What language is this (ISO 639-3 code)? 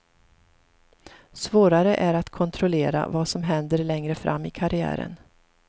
swe